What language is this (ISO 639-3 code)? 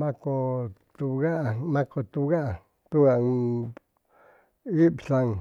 zoh